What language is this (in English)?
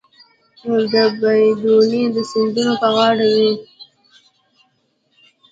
Pashto